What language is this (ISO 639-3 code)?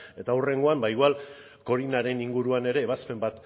eus